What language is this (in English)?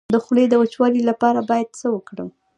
Pashto